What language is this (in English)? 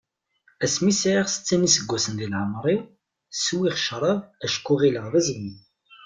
Kabyle